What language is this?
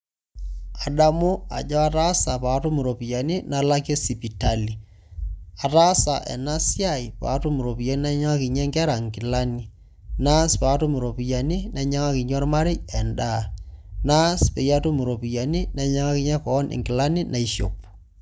Masai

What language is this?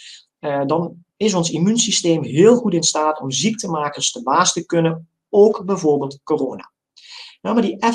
Dutch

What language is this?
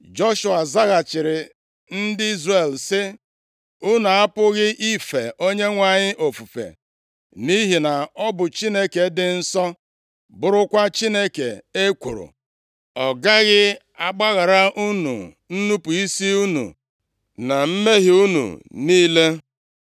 Igbo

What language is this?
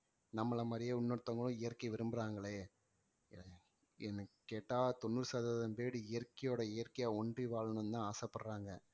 Tamil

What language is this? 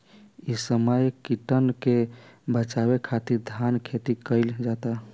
Bhojpuri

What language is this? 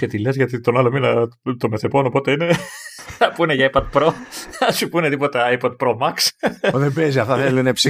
Greek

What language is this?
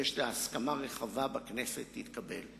Hebrew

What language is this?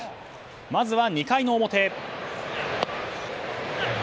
Japanese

